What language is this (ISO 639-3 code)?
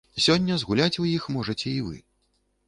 bel